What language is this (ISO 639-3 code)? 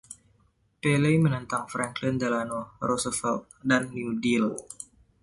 ind